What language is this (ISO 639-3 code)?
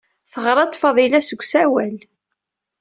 kab